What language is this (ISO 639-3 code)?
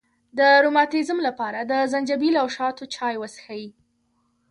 pus